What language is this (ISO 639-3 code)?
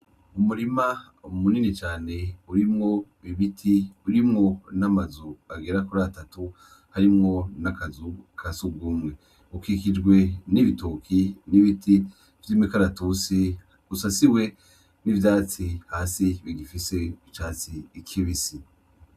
run